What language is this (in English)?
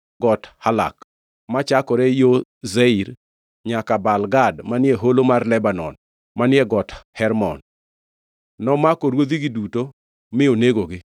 Luo (Kenya and Tanzania)